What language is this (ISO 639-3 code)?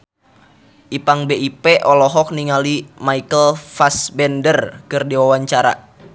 sun